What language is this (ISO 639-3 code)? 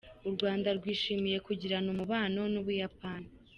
kin